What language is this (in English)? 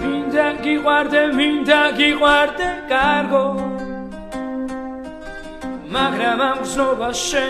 Hebrew